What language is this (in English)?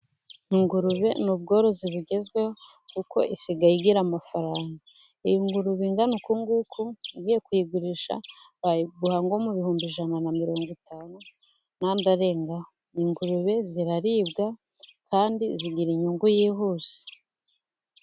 Kinyarwanda